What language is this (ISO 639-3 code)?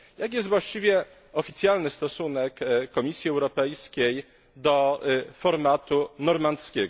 pol